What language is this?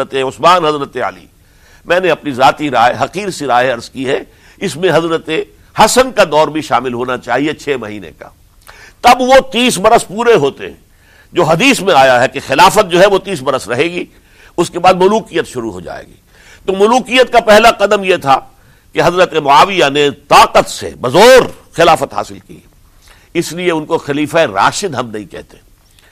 Urdu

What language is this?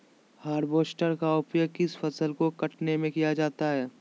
Magahi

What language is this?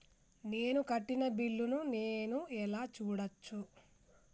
Telugu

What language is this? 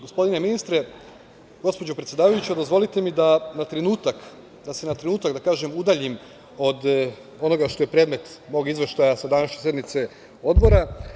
Serbian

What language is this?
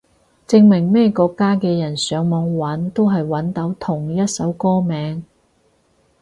Cantonese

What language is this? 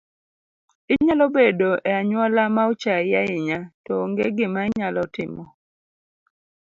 Luo (Kenya and Tanzania)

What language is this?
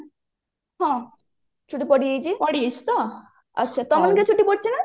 Odia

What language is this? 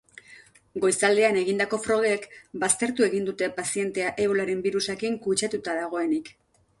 Basque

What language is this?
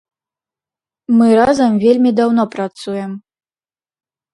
Belarusian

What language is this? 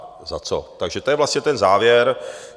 Czech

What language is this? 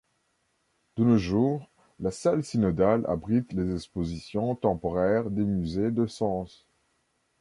French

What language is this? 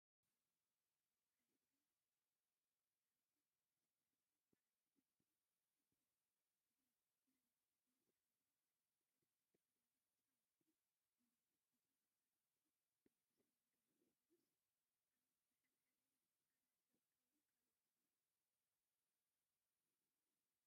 Tigrinya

